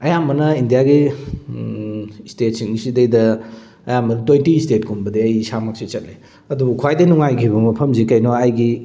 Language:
Manipuri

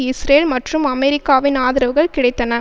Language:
Tamil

